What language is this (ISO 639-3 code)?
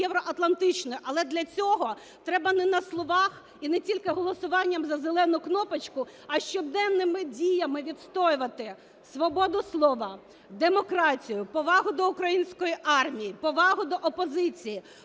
ukr